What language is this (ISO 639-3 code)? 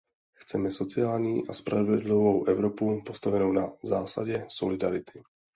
ces